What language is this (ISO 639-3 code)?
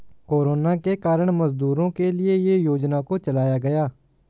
hin